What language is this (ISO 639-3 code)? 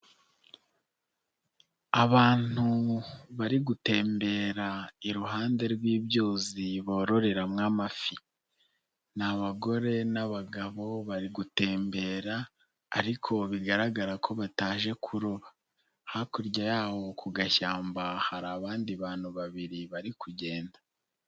kin